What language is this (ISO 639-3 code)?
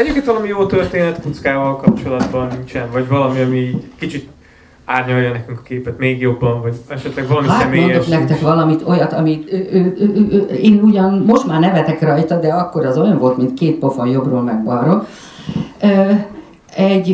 hun